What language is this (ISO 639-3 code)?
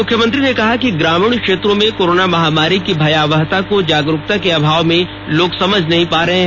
hin